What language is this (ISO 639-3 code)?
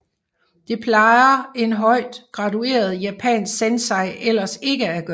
dan